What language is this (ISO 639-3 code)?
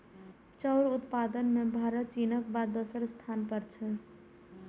mai